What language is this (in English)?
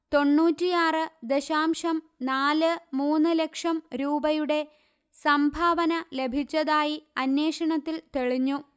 Malayalam